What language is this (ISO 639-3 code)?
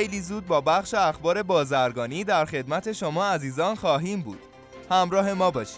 fas